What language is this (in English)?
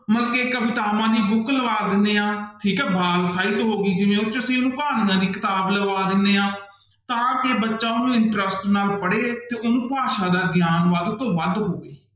Punjabi